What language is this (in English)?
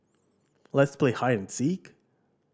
English